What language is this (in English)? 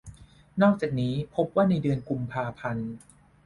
Thai